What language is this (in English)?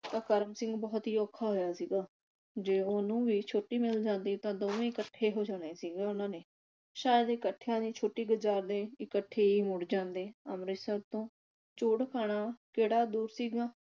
Punjabi